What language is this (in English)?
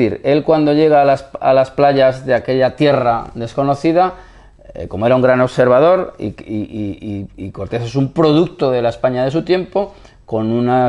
Spanish